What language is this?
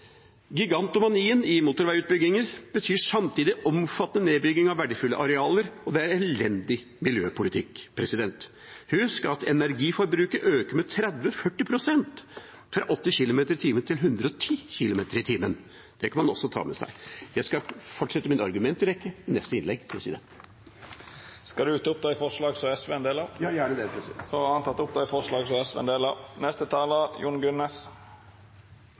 Norwegian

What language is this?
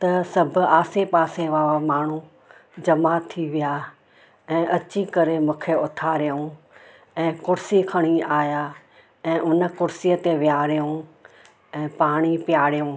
Sindhi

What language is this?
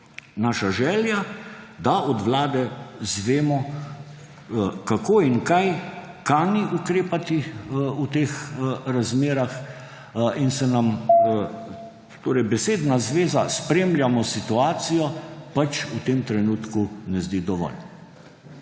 Slovenian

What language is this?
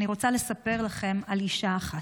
Hebrew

